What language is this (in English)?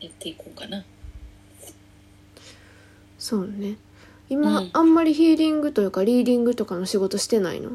Japanese